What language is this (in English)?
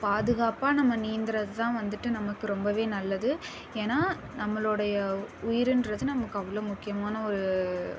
Tamil